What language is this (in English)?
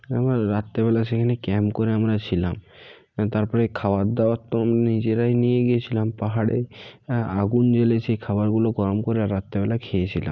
Bangla